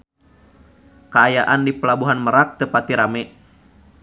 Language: Sundanese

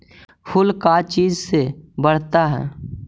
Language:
Magahi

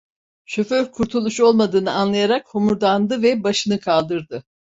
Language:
Turkish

